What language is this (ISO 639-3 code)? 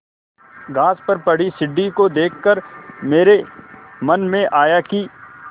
hin